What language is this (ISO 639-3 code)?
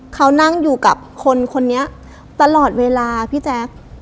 tha